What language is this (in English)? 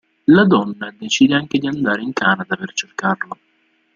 Italian